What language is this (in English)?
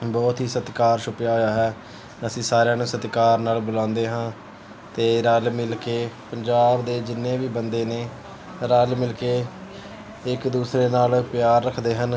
Punjabi